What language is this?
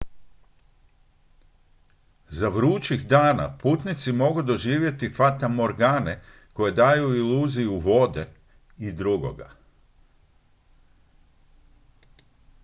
Croatian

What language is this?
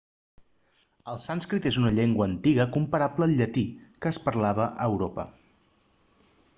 Catalan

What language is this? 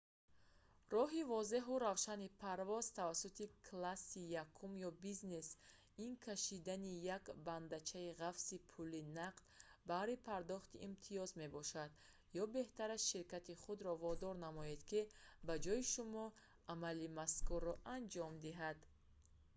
Tajik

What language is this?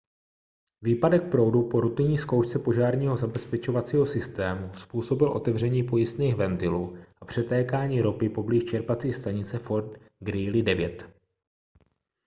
Czech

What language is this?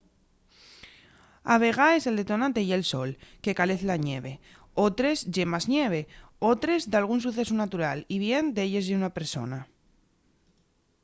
Asturian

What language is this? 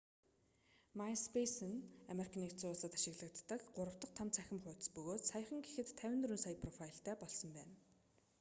Mongolian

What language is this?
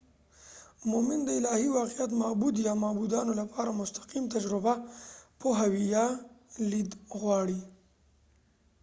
Pashto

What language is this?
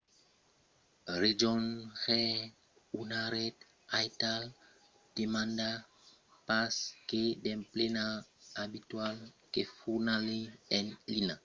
Occitan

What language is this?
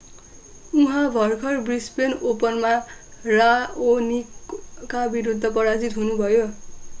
Nepali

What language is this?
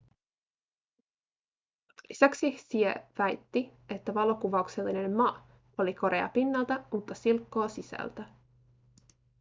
Finnish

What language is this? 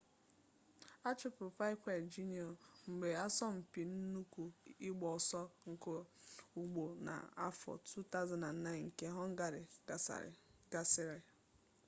Igbo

